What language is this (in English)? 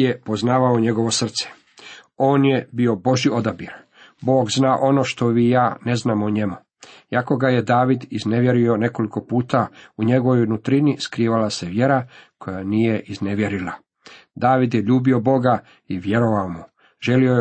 Croatian